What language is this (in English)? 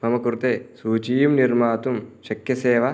Sanskrit